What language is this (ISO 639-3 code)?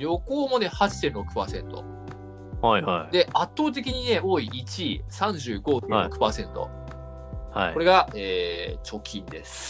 jpn